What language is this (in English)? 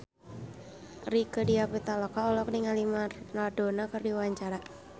Sundanese